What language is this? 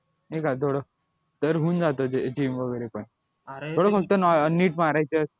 Marathi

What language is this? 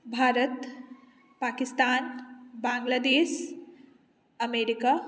Maithili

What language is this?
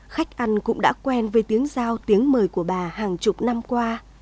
Vietnamese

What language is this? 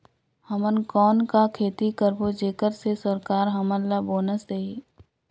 Chhattisgarhi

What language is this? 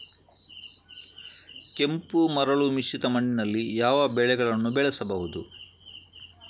Kannada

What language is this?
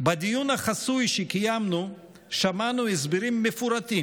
Hebrew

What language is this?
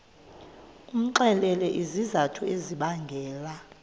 Xhosa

